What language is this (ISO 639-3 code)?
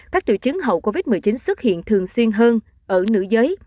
vie